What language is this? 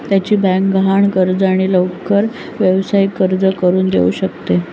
Marathi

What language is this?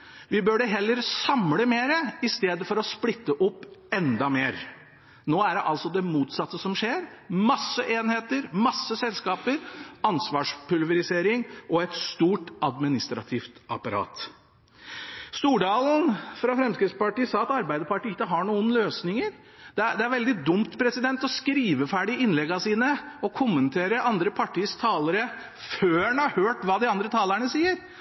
Norwegian Bokmål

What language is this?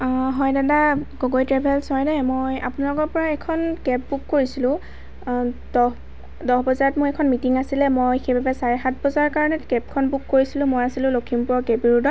Assamese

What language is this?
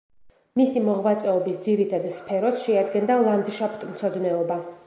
Georgian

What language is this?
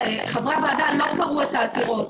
Hebrew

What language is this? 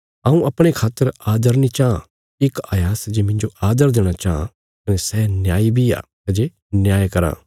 Bilaspuri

